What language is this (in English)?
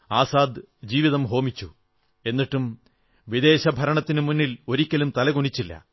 Malayalam